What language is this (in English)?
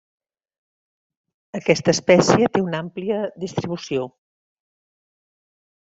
Catalan